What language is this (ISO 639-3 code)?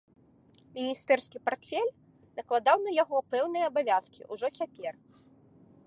bel